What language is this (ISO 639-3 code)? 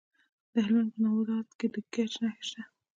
pus